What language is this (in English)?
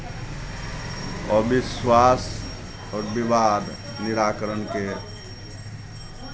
Maithili